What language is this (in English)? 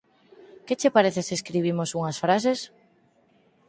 Galician